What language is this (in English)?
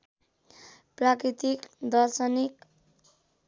Nepali